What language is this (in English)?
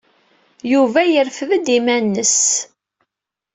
Kabyle